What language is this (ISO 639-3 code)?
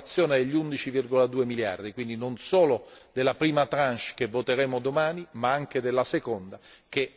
ita